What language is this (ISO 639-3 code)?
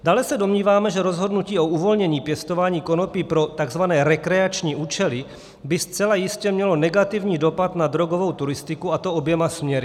ces